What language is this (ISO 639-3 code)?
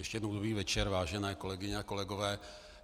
ces